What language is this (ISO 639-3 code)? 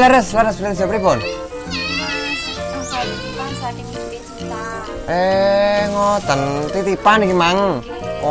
ind